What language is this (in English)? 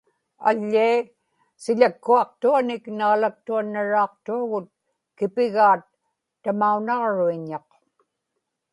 Inupiaq